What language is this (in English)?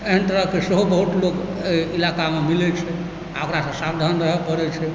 Maithili